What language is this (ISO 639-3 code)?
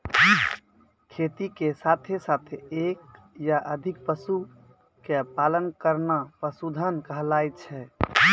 mai